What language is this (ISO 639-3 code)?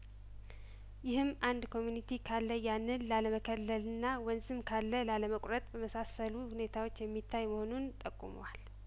amh